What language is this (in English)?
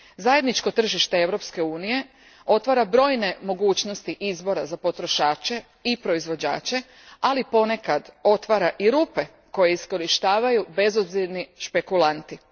Croatian